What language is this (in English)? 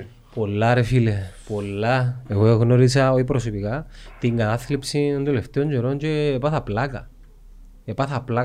Greek